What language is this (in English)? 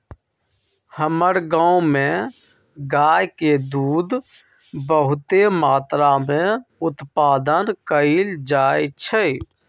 Magahi